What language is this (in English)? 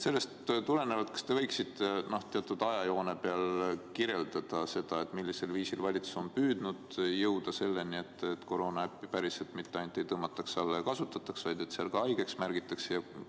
Estonian